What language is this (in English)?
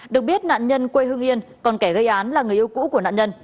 Vietnamese